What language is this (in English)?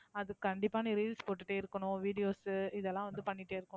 Tamil